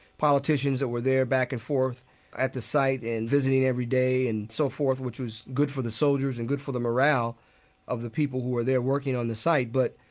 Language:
English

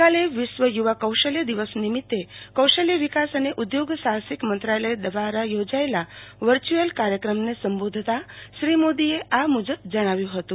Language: Gujarati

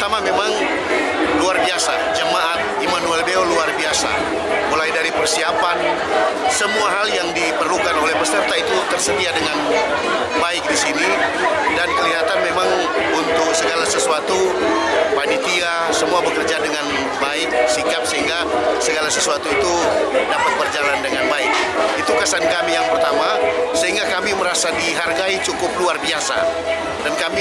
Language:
Indonesian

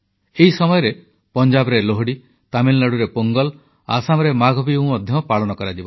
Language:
Odia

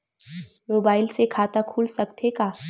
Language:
Chhattisgarhi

